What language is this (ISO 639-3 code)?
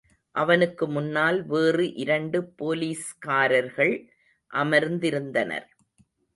tam